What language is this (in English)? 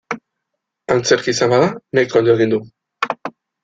Basque